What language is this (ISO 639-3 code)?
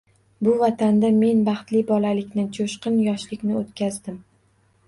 uzb